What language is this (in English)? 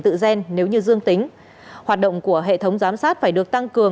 Vietnamese